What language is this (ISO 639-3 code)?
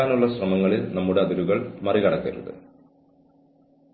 mal